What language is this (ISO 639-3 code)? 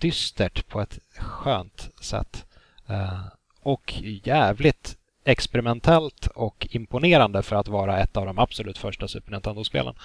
swe